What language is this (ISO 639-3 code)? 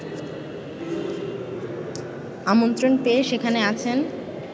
ben